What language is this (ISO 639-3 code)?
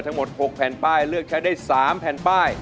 tha